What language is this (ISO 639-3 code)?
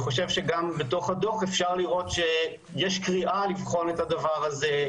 heb